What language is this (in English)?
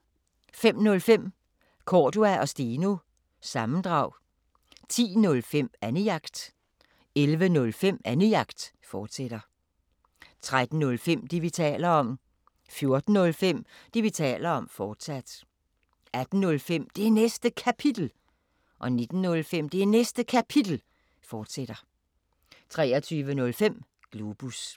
Danish